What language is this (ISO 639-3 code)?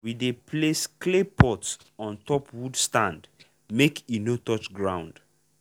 pcm